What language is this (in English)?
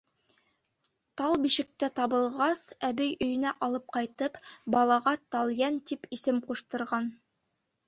Bashkir